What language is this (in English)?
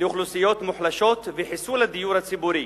Hebrew